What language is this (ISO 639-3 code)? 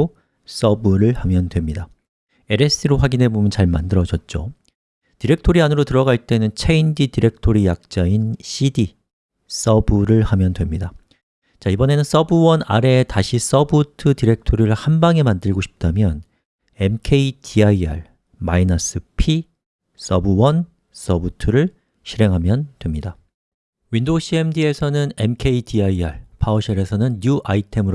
kor